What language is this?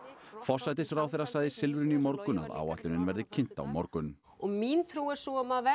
Icelandic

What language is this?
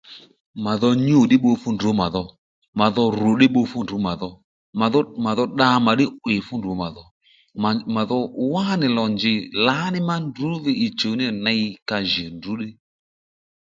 Lendu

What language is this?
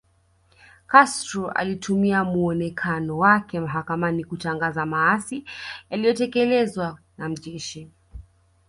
Swahili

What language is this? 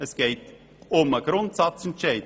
Swiss German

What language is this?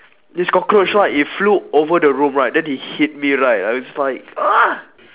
English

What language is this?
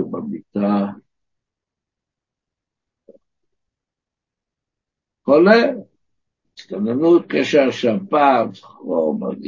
Hebrew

